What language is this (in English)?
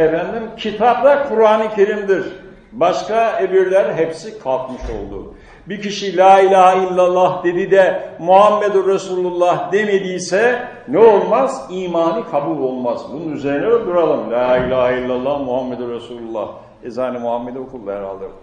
Turkish